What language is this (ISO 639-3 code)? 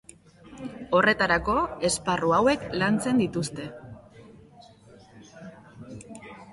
eus